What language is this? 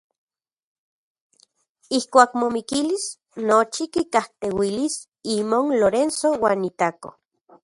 Central Puebla Nahuatl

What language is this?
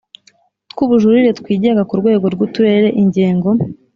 Kinyarwanda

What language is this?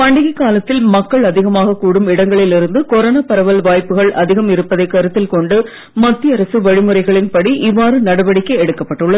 Tamil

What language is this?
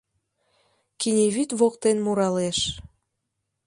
Mari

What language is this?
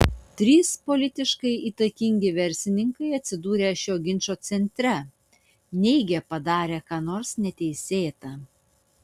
Lithuanian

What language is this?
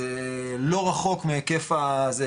Hebrew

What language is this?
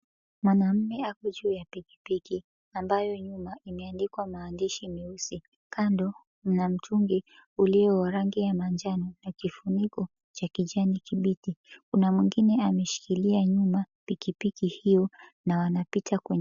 Swahili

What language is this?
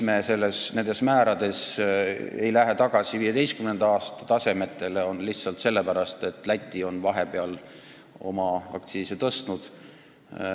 Estonian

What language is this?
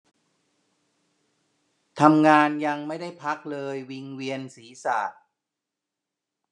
Thai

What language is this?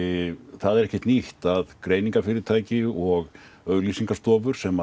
Icelandic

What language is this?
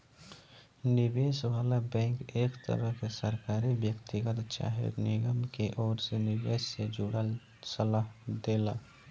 Bhojpuri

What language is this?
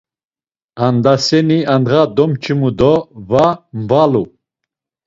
Laz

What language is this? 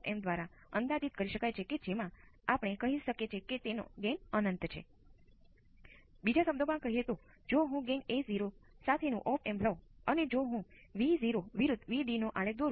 Gujarati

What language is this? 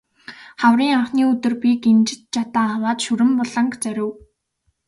Mongolian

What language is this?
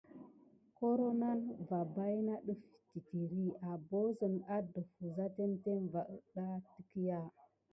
Gidar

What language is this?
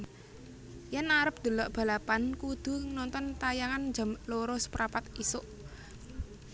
Javanese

